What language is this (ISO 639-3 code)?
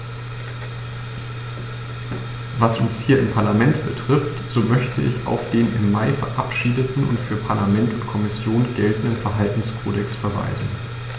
deu